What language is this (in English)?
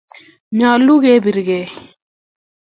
Kalenjin